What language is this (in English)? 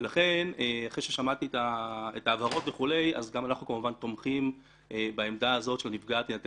Hebrew